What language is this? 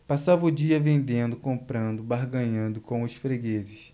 Portuguese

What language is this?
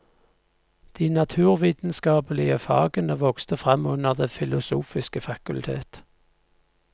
Norwegian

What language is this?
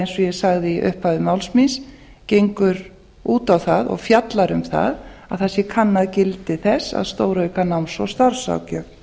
Icelandic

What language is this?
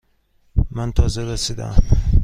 Persian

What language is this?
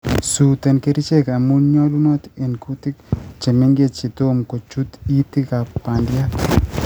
Kalenjin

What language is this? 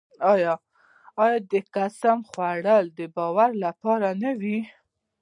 Pashto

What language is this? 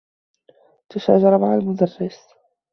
Arabic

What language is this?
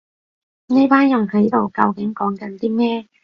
Cantonese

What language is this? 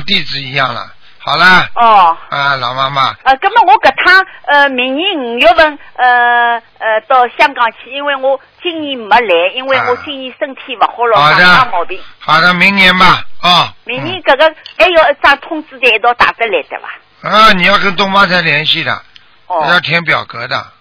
Chinese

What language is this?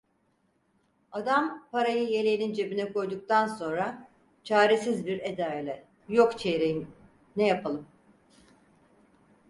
Turkish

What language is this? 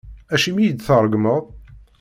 Kabyle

